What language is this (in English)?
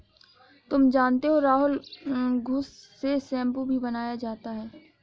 Hindi